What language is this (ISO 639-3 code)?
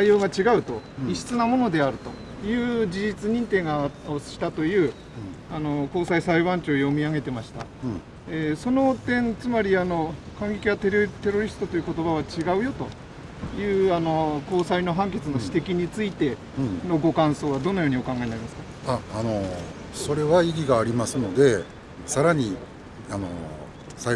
jpn